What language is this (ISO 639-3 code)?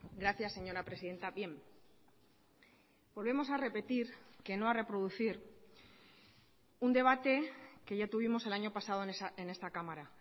spa